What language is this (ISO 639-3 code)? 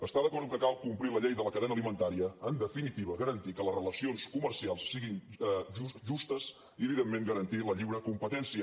cat